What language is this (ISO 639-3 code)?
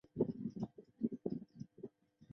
zho